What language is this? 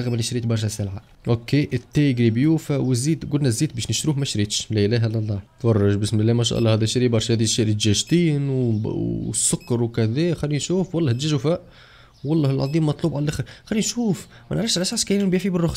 Arabic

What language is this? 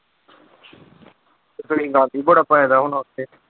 Punjabi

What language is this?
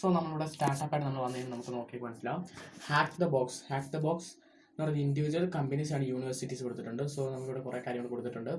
Malayalam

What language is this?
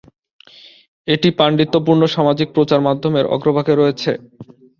Bangla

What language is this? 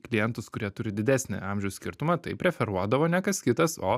Lithuanian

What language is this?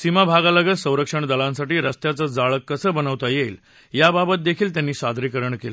Marathi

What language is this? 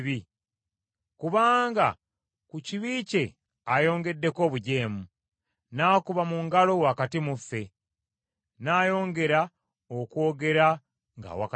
Ganda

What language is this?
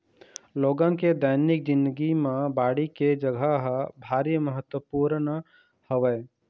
Chhattisgarhi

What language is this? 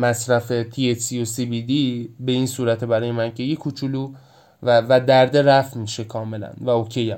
Persian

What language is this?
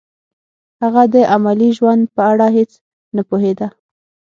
Pashto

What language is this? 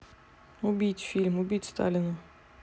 Russian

